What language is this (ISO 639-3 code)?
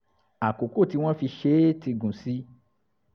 yor